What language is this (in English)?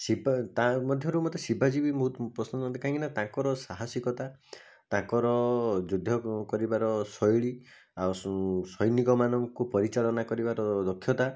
Odia